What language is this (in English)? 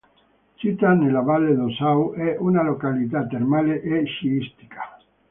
Italian